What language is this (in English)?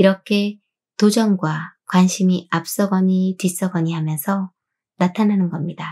Korean